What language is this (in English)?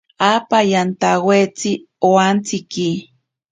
Ashéninka Perené